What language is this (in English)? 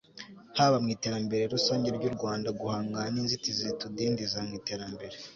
Kinyarwanda